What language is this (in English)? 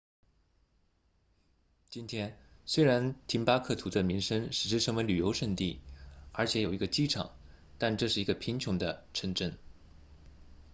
Chinese